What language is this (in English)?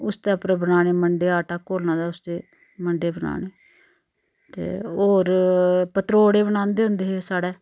Dogri